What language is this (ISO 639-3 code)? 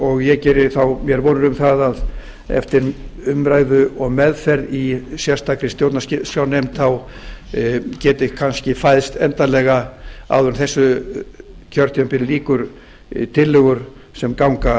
isl